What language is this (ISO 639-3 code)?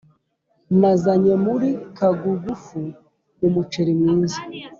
kin